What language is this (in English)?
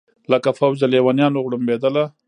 Pashto